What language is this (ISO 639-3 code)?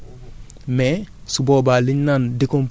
wol